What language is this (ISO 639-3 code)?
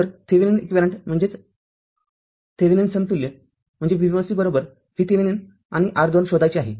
mar